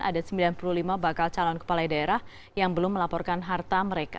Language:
Indonesian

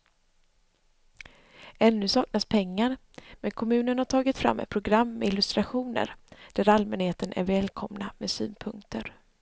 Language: Swedish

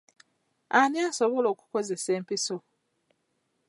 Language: Ganda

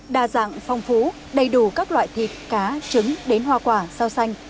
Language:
Vietnamese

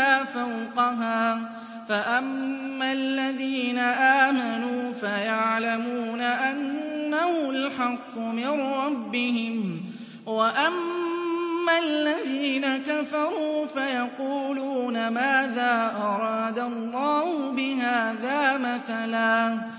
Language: Arabic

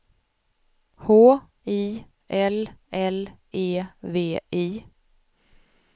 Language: Swedish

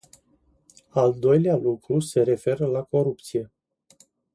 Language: Romanian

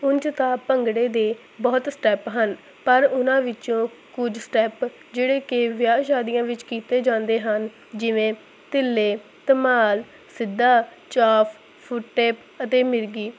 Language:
Punjabi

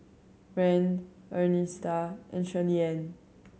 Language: English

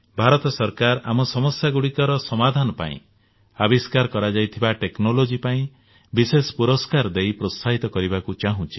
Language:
Odia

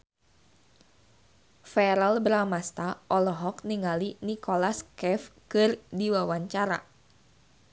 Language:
Sundanese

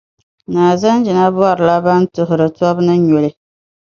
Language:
Dagbani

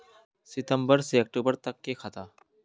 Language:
Magahi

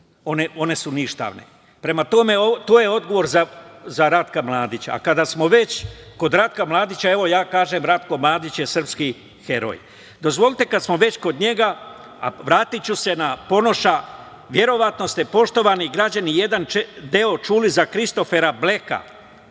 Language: Serbian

